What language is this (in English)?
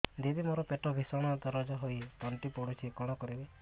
Odia